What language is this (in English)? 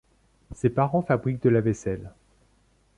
French